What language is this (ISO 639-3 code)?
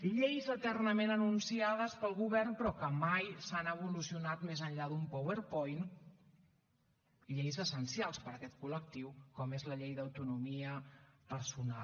cat